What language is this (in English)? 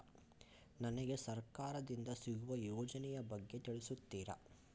Kannada